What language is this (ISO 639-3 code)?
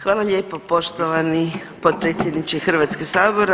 hrv